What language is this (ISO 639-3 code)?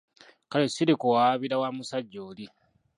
lug